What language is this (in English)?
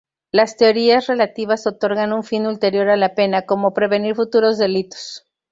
Spanish